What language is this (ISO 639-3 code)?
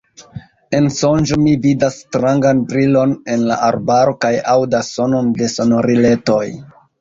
epo